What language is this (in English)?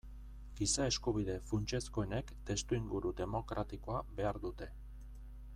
Basque